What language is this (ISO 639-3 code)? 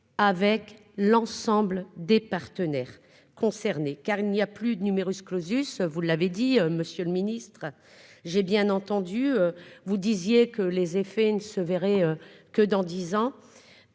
fra